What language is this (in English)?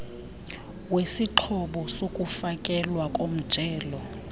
Xhosa